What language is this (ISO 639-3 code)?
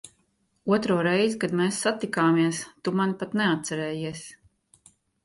lav